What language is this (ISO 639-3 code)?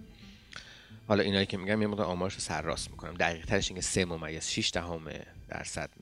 fas